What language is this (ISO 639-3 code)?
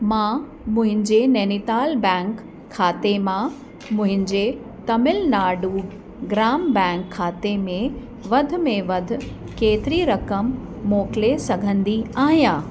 snd